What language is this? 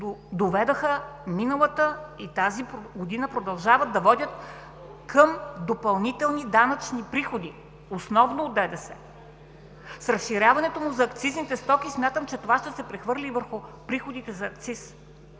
Bulgarian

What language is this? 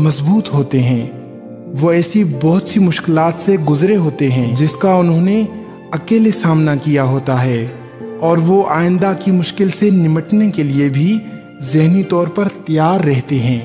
Hindi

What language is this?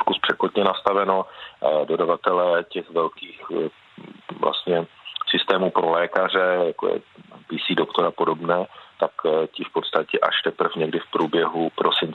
Czech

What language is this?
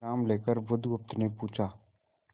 Hindi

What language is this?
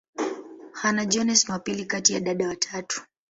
Swahili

